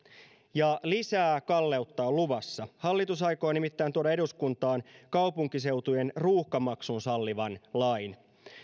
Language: Finnish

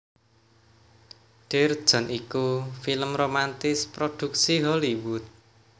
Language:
Javanese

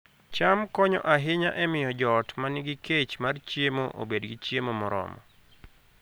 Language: Luo (Kenya and Tanzania)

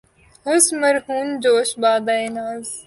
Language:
Urdu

